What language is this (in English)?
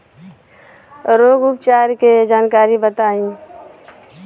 Bhojpuri